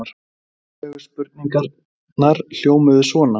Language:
Icelandic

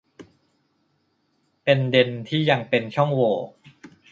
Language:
Thai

